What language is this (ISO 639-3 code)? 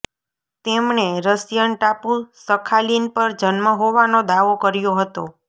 guj